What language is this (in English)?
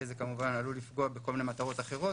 Hebrew